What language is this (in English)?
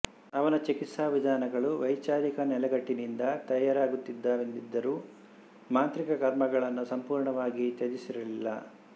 Kannada